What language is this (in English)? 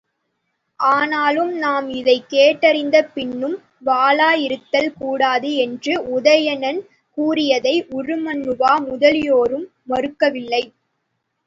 Tamil